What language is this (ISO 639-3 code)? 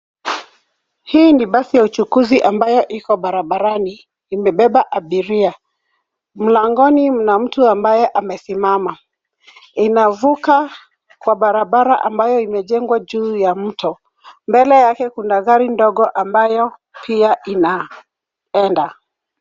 swa